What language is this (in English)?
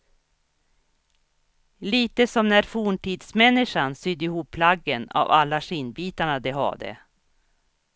Swedish